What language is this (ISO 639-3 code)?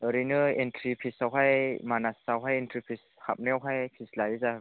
brx